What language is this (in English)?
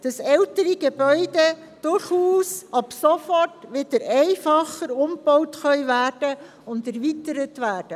Swiss German